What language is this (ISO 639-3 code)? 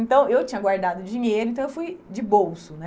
por